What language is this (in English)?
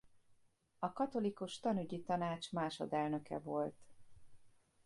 Hungarian